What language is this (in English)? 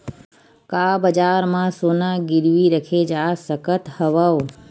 Chhattisgarhi